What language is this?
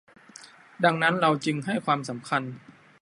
Thai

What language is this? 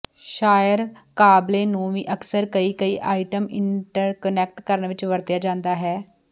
Punjabi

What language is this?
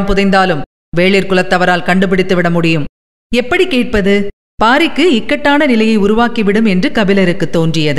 Tamil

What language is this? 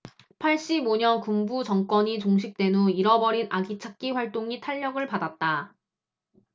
Korean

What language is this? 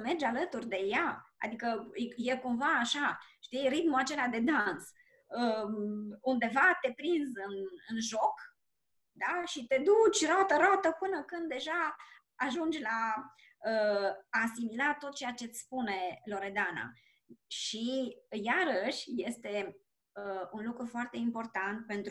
Romanian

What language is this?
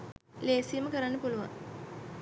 Sinhala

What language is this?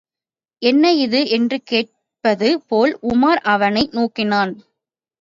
Tamil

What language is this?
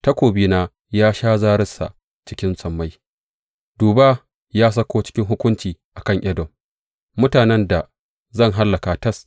Hausa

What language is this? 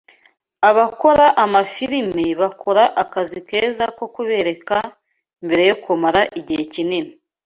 Kinyarwanda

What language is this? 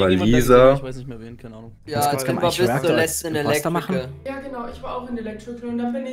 German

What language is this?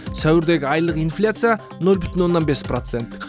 Kazakh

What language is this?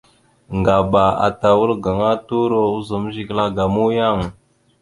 Mada (Cameroon)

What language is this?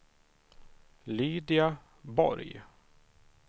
Swedish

